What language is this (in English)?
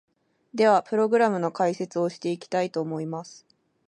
Japanese